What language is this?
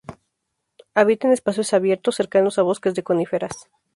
Spanish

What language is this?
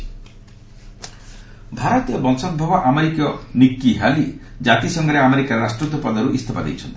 Odia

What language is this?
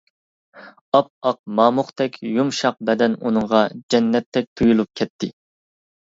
Uyghur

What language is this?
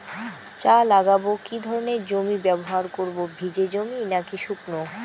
Bangla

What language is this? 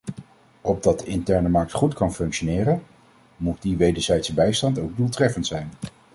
Dutch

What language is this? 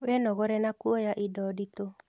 Kikuyu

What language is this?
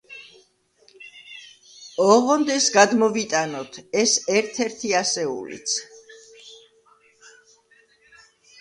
Georgian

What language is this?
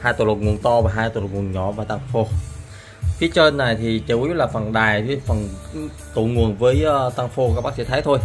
Vietnamese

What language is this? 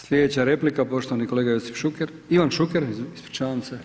Croatian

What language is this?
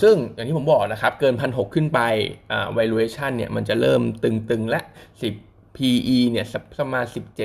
Thai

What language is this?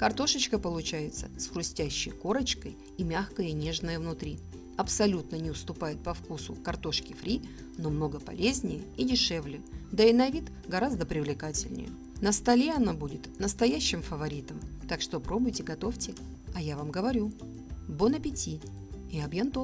Russian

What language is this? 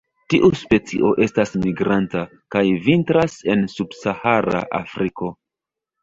Esperanto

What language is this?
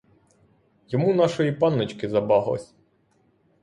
Ukrainian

